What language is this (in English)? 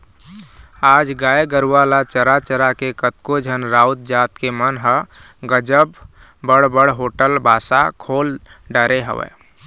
Chhattisgarhi